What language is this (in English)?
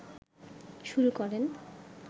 Bangla